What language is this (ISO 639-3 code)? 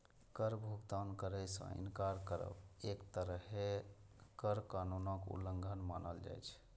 mai